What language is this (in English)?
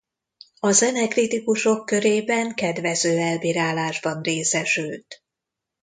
Hungarian